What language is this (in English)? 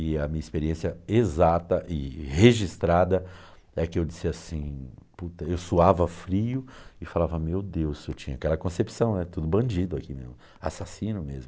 Portuguese